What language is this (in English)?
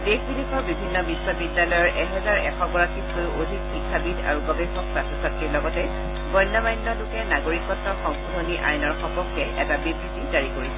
Assamese